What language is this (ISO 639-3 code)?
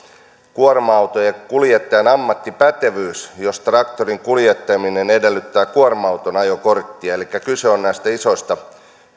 fin